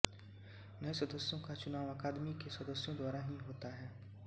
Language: Hindi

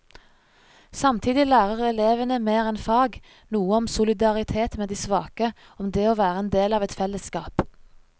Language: Norwegian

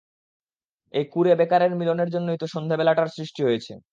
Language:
Bangla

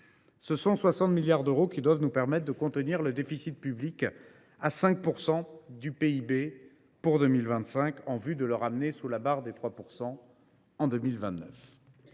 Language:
French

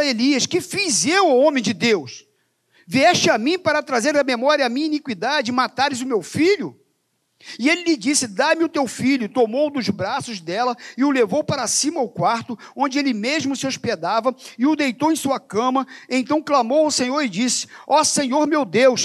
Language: Portuguese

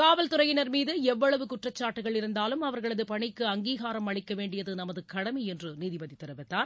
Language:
Tamil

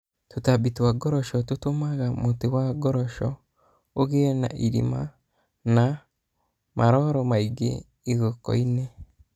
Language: Kikuyu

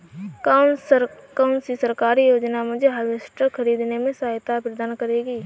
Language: Hindi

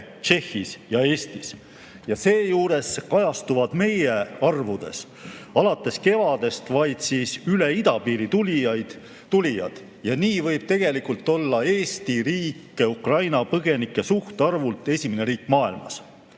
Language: Estonian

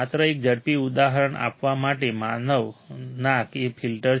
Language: Gujarati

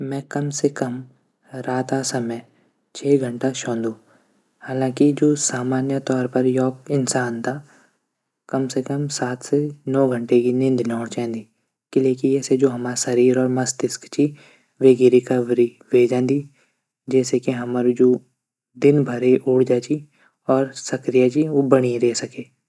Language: Garhwali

